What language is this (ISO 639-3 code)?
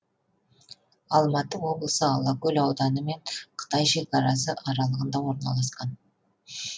kaz